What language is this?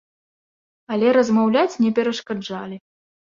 Belarusian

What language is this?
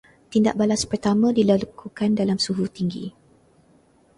Malay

